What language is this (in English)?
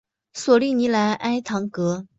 Chinese